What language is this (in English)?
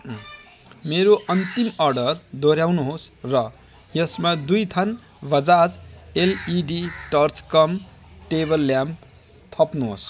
Nepali